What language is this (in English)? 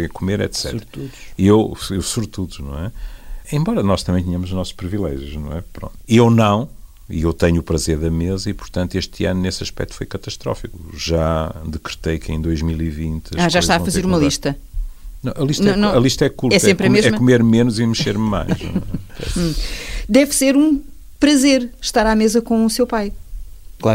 Portuguese